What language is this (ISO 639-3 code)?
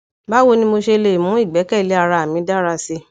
yor